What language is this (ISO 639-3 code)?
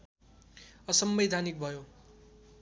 nep